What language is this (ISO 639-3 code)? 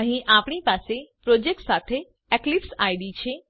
guj